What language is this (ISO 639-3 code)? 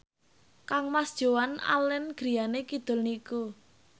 jav